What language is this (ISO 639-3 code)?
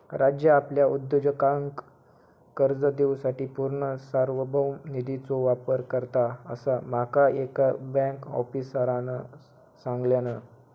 mar